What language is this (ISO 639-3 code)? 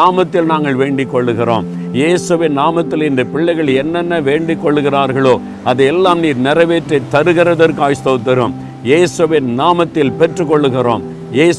tam